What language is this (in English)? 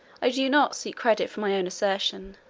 English